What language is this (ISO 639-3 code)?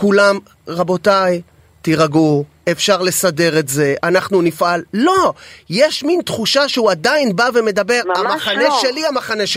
heb